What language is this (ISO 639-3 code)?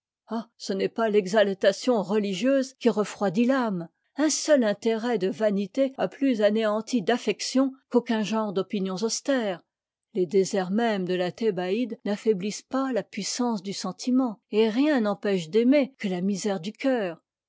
fra